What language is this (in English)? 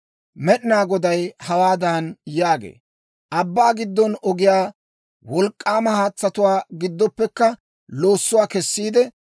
Dawro